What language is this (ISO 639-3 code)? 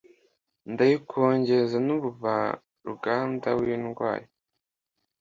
kin